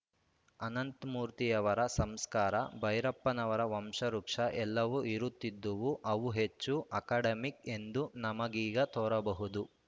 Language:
Kannada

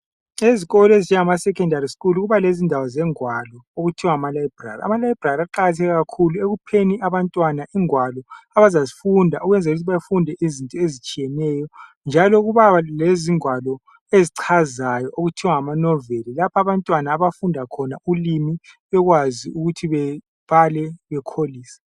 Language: North Ndebele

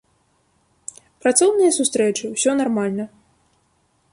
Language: Belarusian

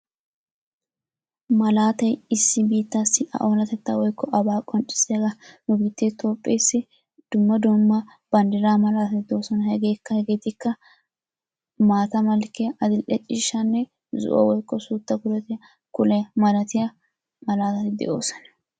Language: Wolaytta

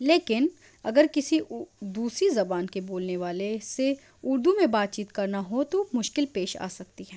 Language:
Urdu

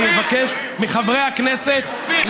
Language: Hebrew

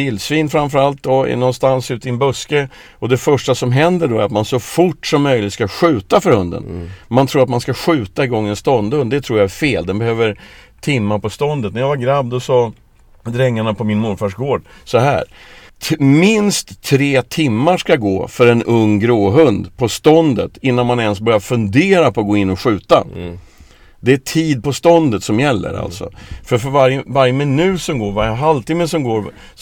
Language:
Swedish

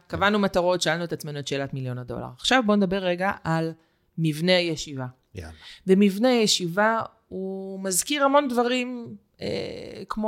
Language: Hebrew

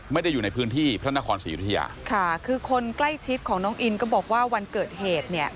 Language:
Thai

